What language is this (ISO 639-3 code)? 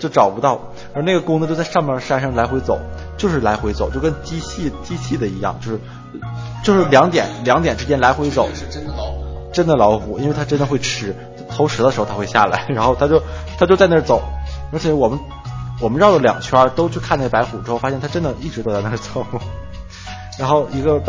zho